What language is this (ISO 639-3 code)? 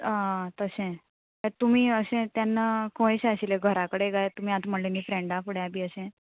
kok